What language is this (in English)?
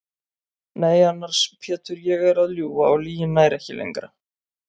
Icelandic